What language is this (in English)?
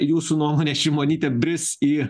Lithuanian